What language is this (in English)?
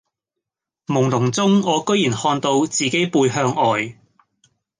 Cantonese